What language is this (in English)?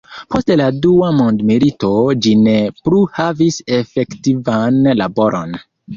Esperanto